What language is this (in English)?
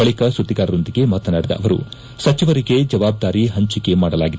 Kannada